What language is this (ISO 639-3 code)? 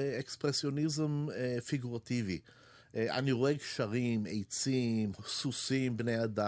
heb